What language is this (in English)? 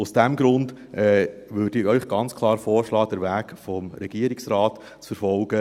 Swiss German